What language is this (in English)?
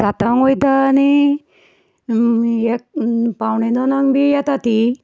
Konkani